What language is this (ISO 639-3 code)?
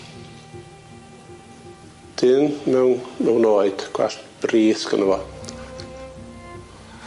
cym